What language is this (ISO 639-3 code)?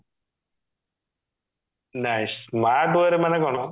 ori